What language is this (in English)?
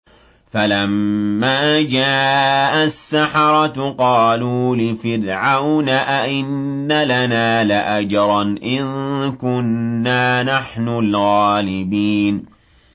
Arabic